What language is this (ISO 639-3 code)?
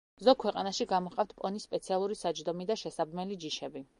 kat